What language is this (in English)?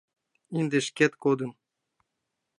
Mari